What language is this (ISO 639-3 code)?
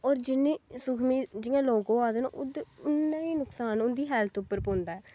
doi